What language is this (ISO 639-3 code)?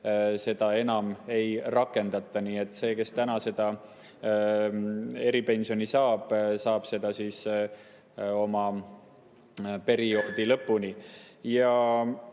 est